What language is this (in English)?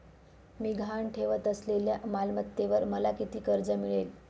Marathi